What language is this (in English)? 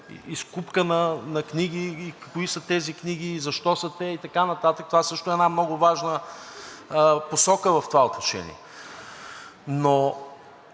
Bulgarian